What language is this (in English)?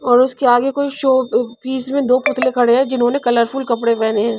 Hindi